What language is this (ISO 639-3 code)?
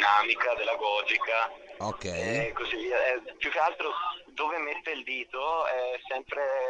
ita